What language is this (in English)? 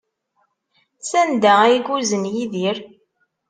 Kabyle